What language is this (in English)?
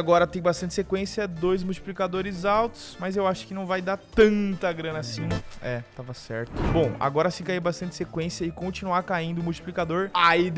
Portuguese